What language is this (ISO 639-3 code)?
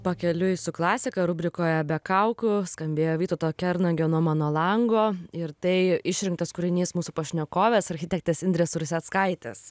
lit